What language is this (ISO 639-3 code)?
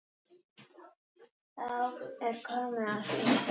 isl